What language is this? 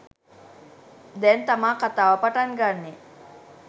Sinhala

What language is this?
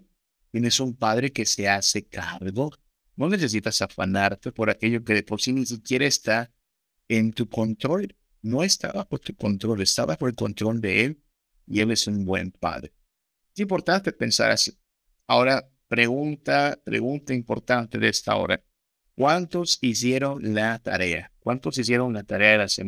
Spanish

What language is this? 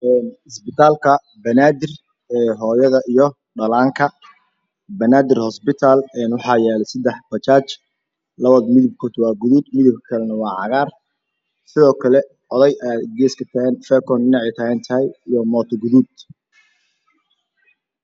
Somali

